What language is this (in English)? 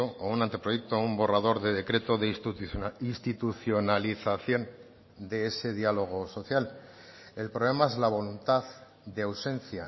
Spanish